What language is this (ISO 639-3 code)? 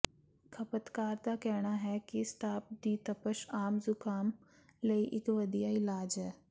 pan